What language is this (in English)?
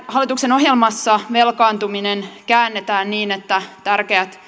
Finnish